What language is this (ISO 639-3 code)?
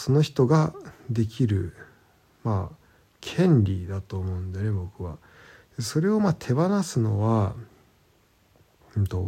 jpn